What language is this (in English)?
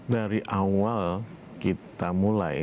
Indonesian